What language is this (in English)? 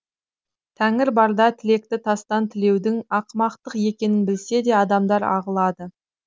Kazakh